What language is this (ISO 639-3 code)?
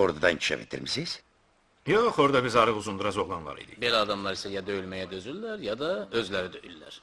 tur